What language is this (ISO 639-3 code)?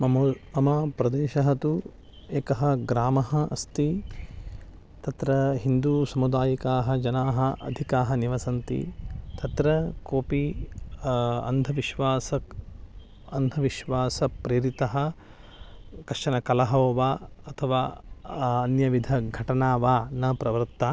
san